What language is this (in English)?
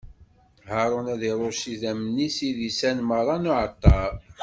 Kabyle